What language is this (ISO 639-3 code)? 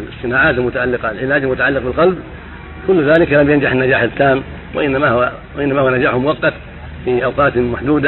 ara